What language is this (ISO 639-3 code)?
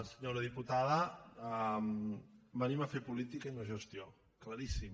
cat